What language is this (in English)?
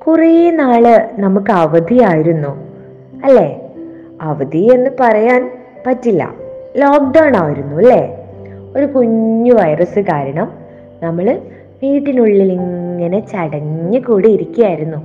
Malayalam